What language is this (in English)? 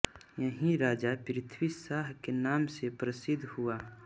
Hindi